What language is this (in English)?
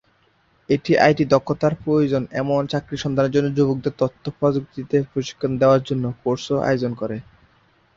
Bangla